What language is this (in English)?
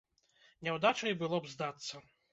Belarusian